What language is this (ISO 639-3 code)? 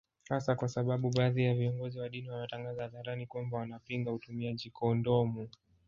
swa